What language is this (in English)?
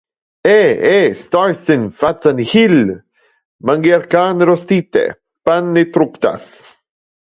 Interlingua